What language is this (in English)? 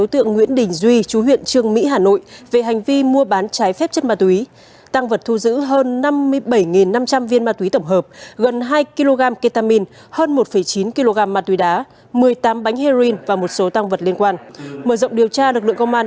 Vietnamese